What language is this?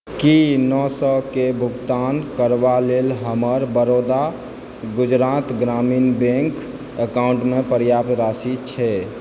Maithili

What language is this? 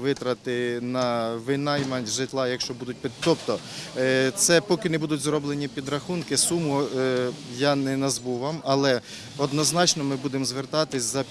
Ukrainian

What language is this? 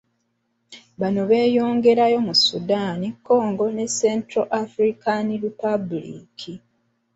Ganda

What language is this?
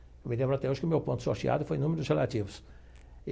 Portuguese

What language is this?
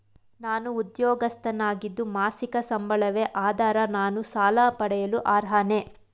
Kannada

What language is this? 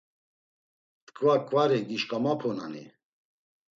Laz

